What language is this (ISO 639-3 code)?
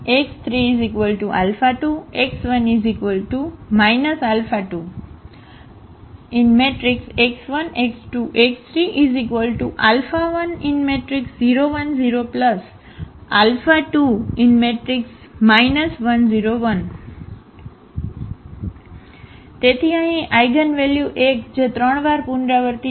guj